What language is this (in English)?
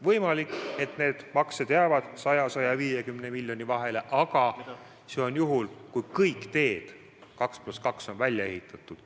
Estonian